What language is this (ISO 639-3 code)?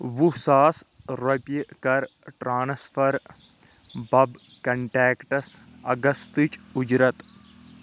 kas